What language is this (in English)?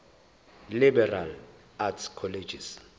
Zulu